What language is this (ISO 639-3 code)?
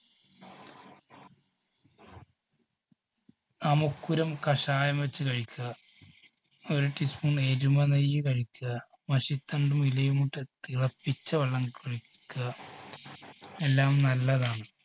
mal